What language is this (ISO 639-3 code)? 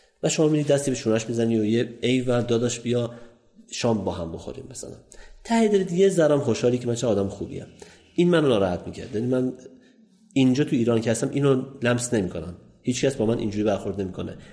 fas